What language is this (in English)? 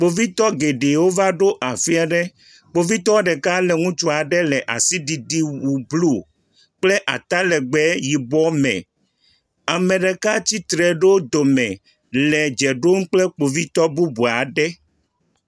Ewe